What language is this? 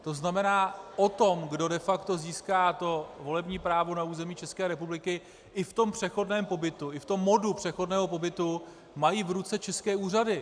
Czech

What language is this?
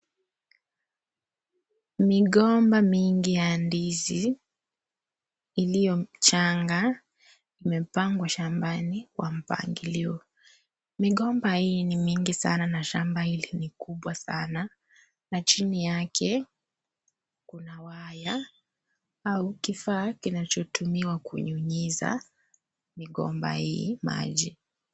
Swahili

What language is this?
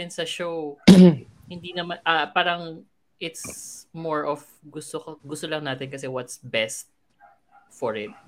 Filipino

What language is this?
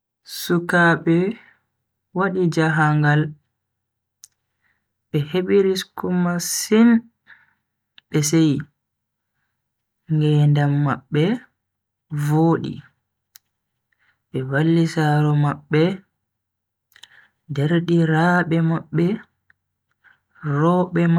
Bagirmi Fulfulde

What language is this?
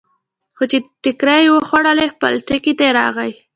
Pashto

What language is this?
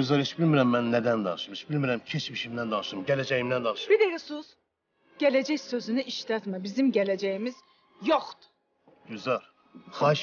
Turkish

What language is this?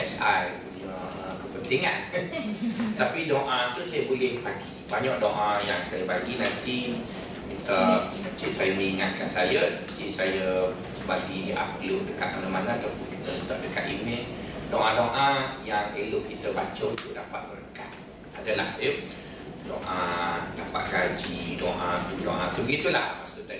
Malay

